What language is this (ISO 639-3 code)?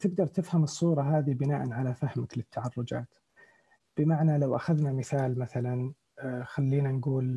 ara